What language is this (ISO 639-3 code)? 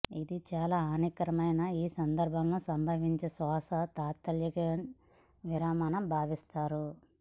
tel